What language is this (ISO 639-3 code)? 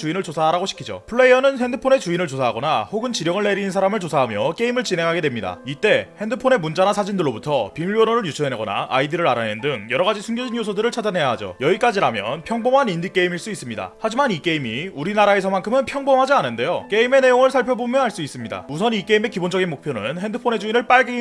kor